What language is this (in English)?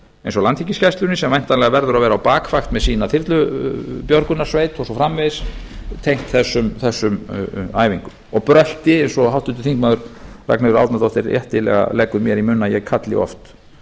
Icelandic